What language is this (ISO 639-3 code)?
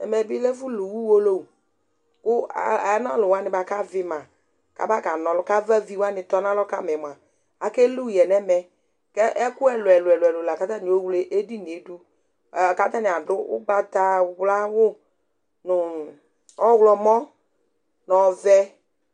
kpo